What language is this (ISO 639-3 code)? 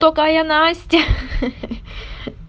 rus